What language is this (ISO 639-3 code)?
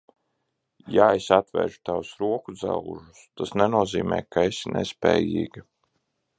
lav